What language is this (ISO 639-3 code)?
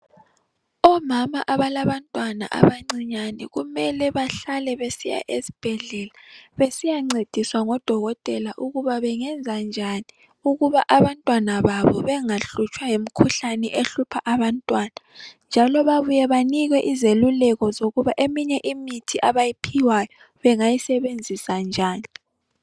nde